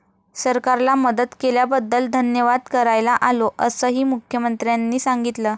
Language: Marathi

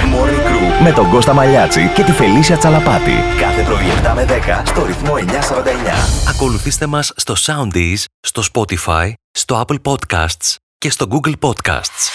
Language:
Greek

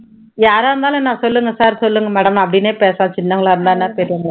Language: Tamil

